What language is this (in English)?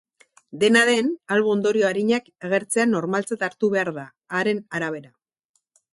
Basque